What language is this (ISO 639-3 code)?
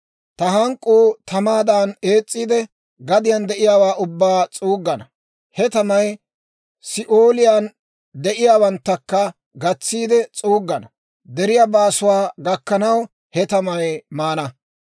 dwr